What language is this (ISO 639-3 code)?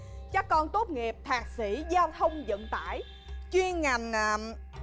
vie